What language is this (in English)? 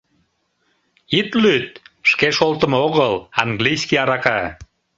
Mari